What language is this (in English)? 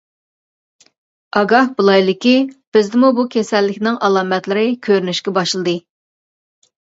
Uyghur